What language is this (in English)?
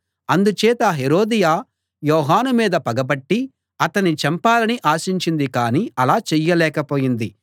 Telugu